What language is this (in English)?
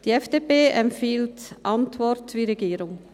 Swiss German